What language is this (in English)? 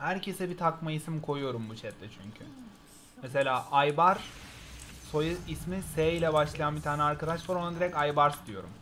Turkish